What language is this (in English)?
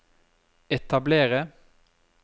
Norwegian